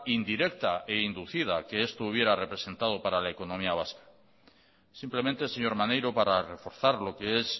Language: Spanish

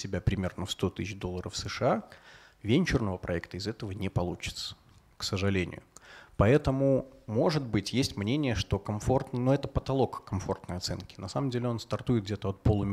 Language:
Russian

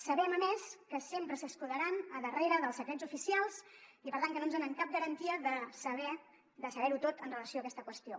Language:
Catalan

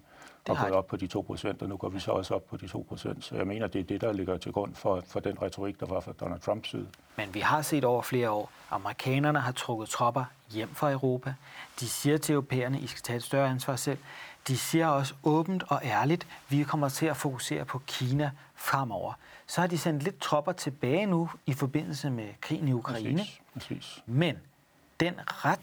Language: Danish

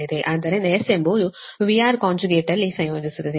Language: Kannada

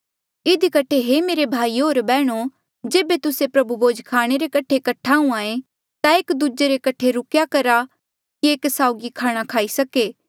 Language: Mandeali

